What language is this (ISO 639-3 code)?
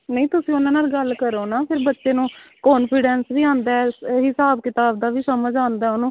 pan